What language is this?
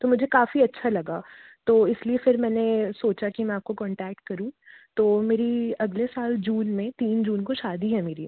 Hindi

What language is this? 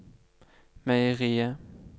Norwegian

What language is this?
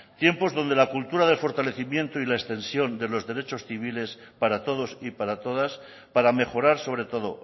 Spanish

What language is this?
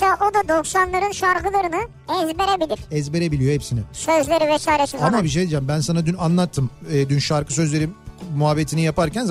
Turkish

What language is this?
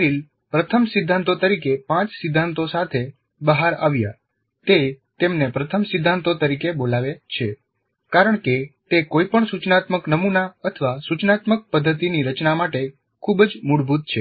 Gujarati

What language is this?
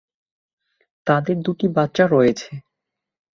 Bangla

